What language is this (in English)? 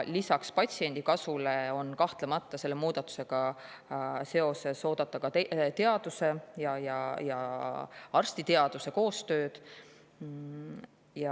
Estonian